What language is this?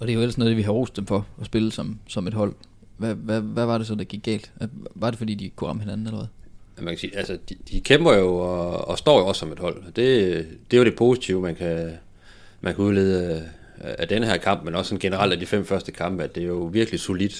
Danish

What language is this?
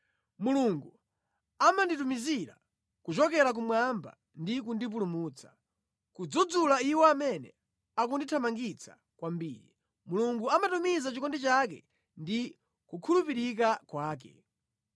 Nyanja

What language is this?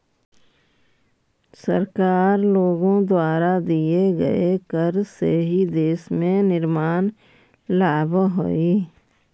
Magahi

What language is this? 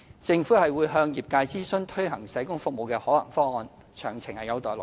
Cantonese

